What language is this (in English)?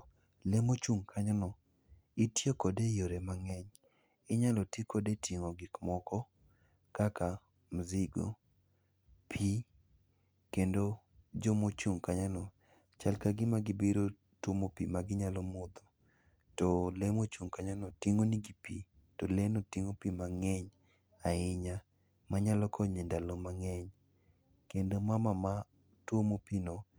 Luo (Kenya and Tanzania)